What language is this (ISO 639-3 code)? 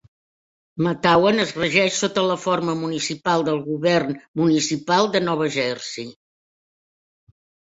cat